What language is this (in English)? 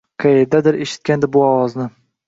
Uzbek